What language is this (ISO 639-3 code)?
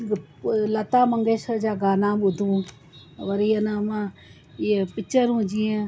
snd